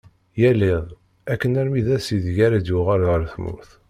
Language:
Kabyle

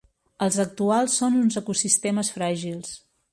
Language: Catalan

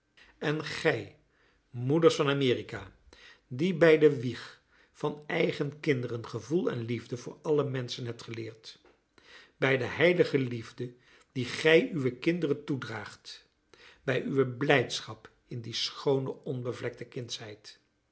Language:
Dutch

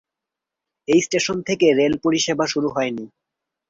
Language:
Bangla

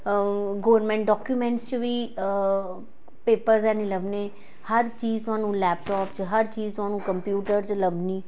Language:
Dogri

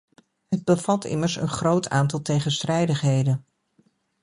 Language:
Dutch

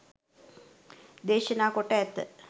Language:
Sinhala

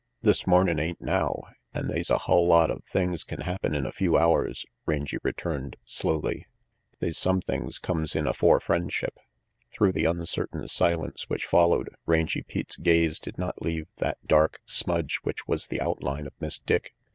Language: English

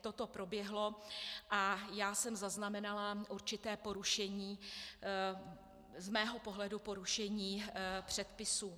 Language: Czech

